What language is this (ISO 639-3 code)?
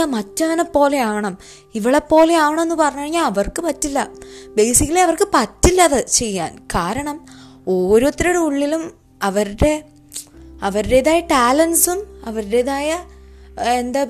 mal